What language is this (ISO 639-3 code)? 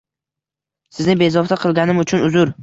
uzb